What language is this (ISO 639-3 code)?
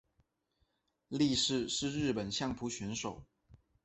zho